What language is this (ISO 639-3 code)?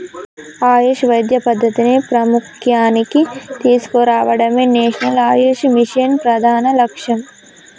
tel